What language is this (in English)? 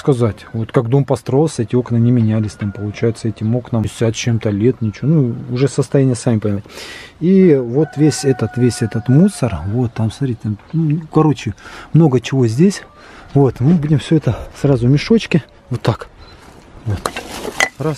Russian